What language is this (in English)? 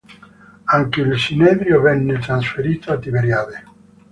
Italian